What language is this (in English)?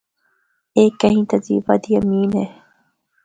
Northern Hindko